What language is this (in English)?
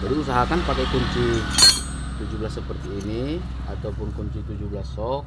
Indonesian